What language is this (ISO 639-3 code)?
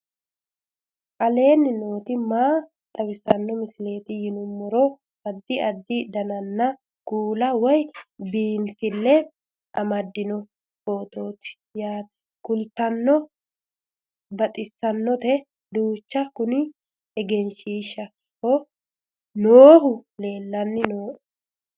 sid